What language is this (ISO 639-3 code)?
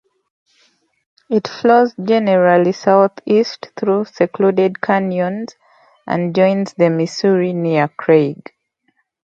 eng